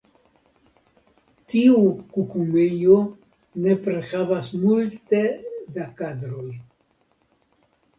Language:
Esperanto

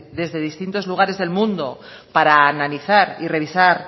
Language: Spanish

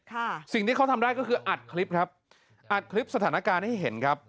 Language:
Thai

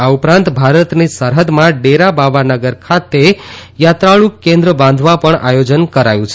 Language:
Gujarati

